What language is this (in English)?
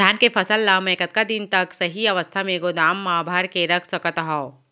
Chhattisgarhi